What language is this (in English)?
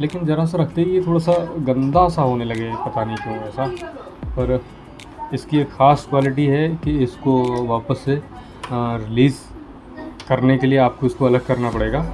Hindi